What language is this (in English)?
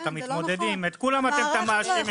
Hebrew